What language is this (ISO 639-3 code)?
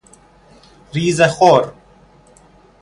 fas